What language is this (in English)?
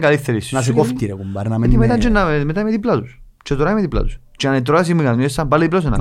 Greek